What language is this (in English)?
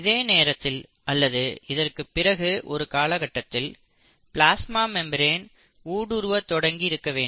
Tamil